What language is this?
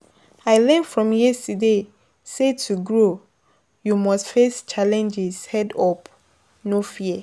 Nigerian Pidgin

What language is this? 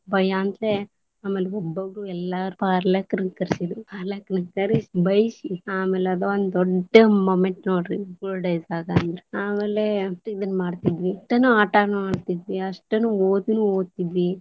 Kannada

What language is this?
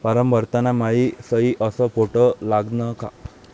Marathi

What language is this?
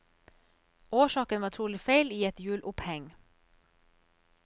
Norwegian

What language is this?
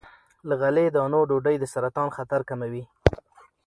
Pashto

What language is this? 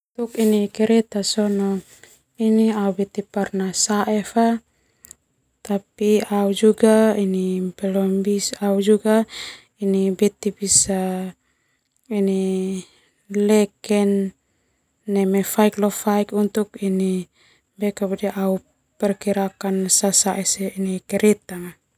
Termanu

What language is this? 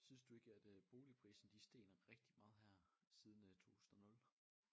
Danish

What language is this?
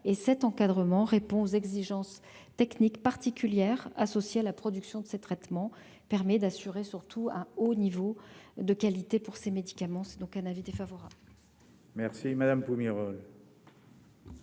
French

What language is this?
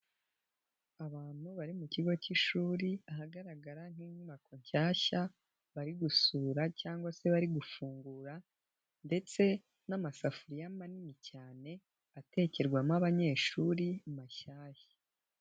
Kinyarwanda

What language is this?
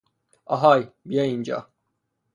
Persian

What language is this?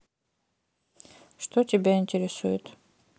Russian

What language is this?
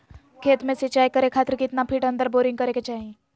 Magahi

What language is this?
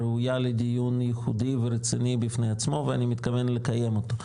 Hebrew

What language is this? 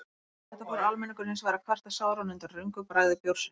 Icelandic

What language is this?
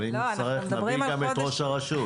Hebrew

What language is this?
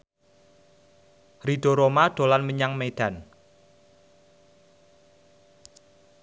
Javanese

